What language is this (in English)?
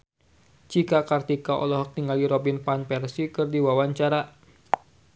Sundanese